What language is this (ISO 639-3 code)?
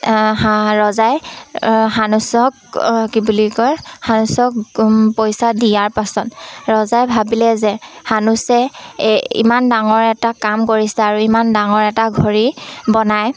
asm